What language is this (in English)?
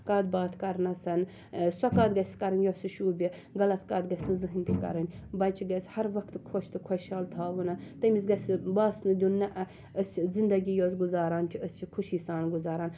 Kashmiri